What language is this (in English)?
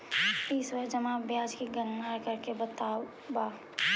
Magahi